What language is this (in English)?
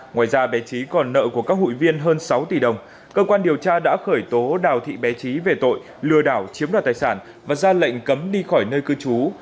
Vietnamese